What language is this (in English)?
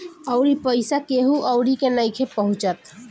Bhojpuri